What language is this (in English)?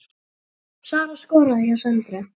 Icelandic